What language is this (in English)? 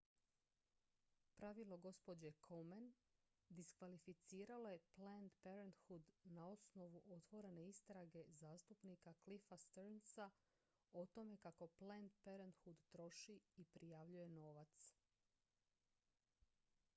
Croatian